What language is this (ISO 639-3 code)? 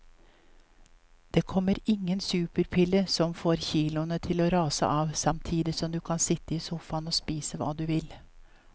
nor